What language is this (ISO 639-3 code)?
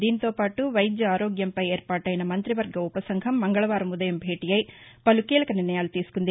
tel